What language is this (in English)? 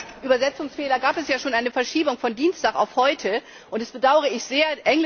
German